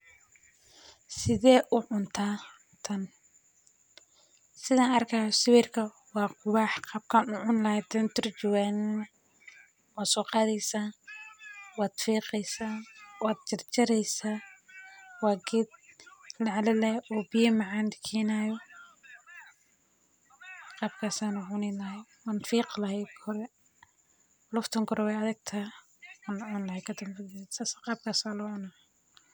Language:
Somali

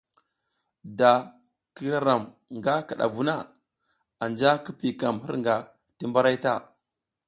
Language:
South Giziga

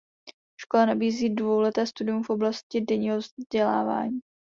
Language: Czech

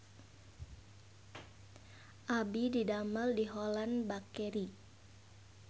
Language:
Sundanese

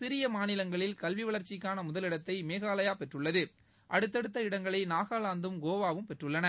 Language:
Tamil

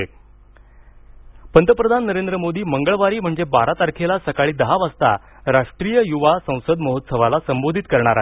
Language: Marathi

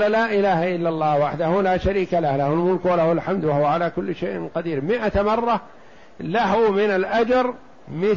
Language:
Arabic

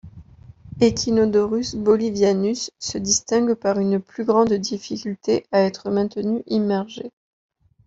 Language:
French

